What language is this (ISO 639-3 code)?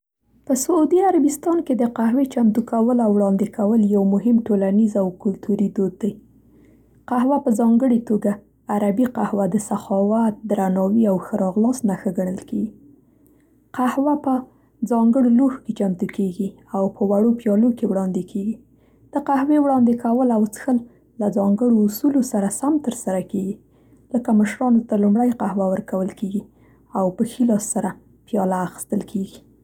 pst